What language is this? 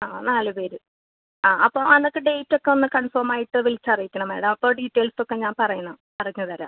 Malayalam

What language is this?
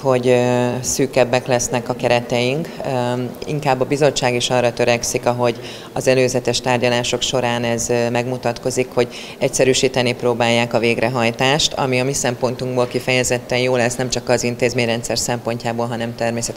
Hungarian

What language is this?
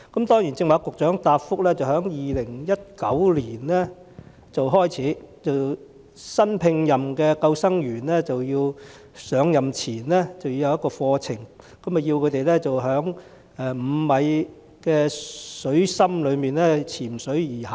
Cantonese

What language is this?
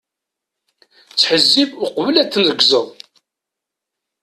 Kabyle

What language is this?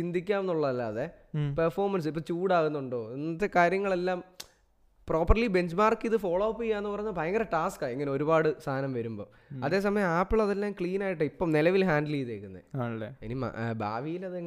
Malayalam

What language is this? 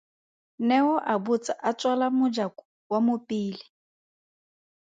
Tswana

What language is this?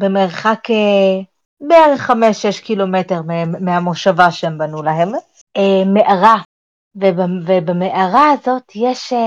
Hebrew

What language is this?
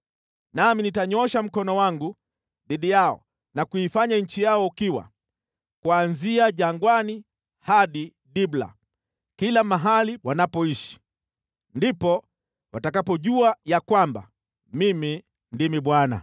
Swahili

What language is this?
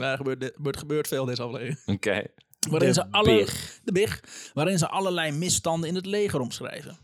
Dutch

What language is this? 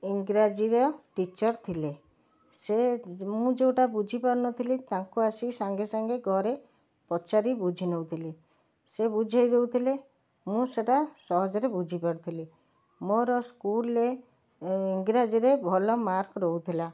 Odia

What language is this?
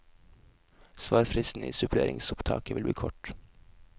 Norwegian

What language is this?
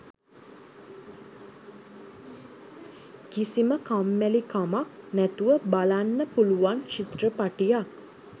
Sinhala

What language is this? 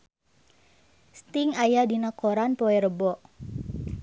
Sundanese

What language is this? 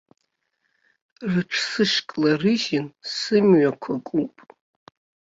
Abkhazian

